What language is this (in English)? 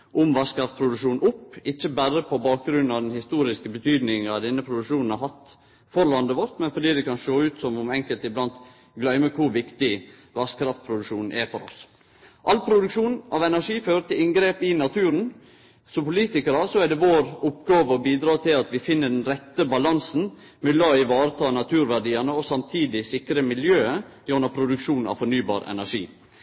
Norwegian Nynorsk